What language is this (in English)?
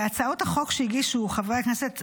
Hebrew